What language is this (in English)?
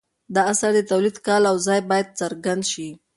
Pashto